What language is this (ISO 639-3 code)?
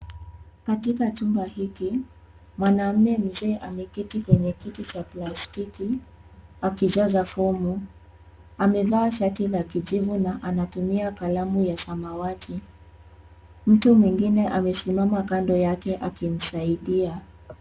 swa